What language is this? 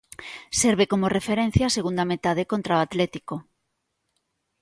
Galician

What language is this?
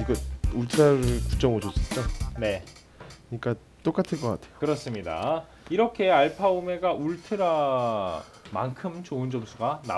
Korean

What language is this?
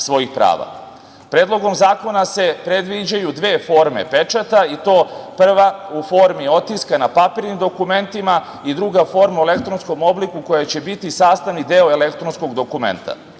Serbian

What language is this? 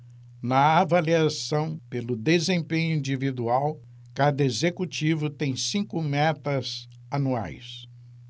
Portuguese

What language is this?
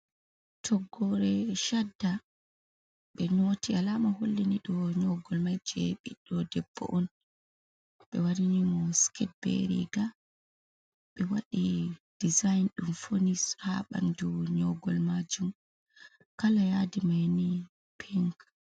Fula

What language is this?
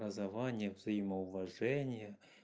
Russian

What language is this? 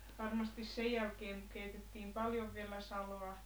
Finnish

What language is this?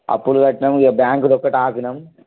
Telugu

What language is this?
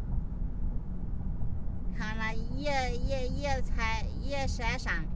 Chinese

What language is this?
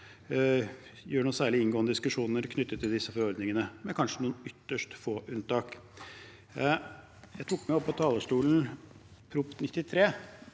Norwegian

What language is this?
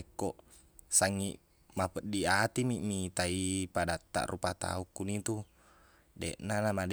Buginese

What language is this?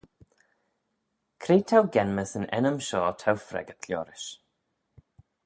Manx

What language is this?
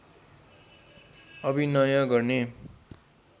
Nepali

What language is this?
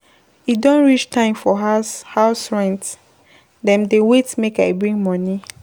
Nigerian Pidgin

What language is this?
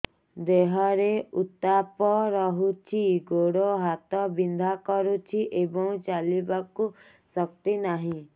Odia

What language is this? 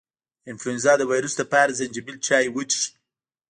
Pashto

